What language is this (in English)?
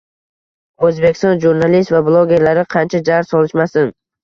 Uzbek